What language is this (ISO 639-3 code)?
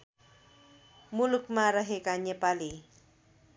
nep